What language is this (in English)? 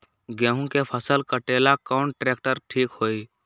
Magahi